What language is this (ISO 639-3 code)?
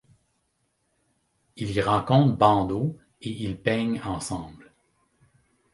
fra